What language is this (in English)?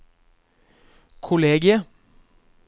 Norwegian